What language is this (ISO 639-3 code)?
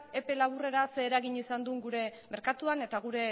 eus